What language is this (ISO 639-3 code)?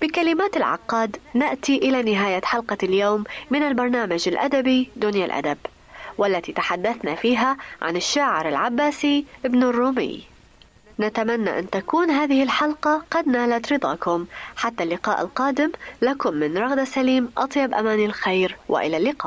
ara